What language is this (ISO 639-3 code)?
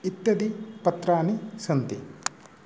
san